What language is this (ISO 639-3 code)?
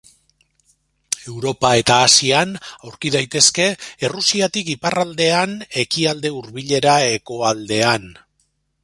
eus